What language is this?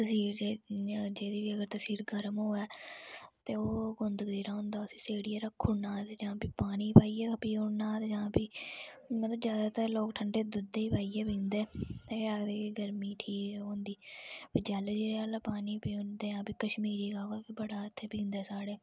Dogri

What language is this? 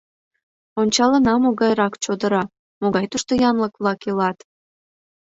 Mari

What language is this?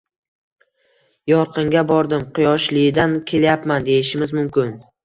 Uzbek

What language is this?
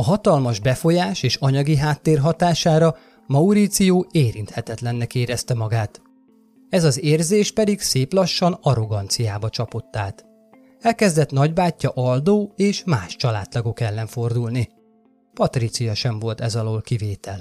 Hungarian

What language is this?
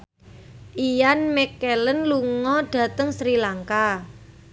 Javanese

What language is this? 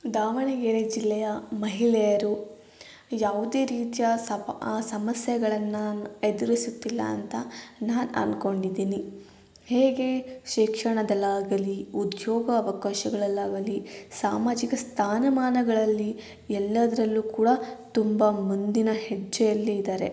Kannada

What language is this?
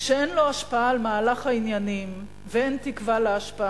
Hebrew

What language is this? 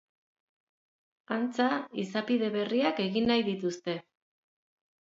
Basque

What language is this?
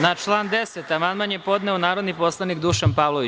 Serbian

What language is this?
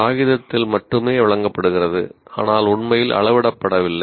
Tamil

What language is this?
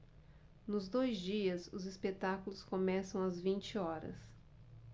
Portuguese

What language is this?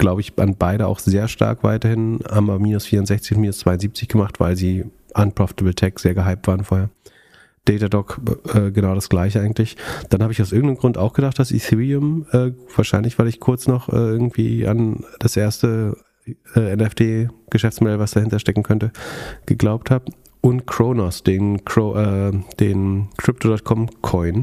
German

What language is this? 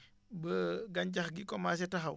Wolof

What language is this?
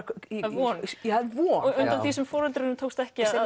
Icelandic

